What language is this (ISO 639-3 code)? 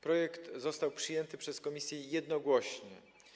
pol